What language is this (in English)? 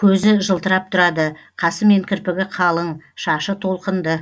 Kazakh